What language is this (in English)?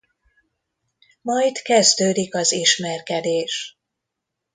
Hungarian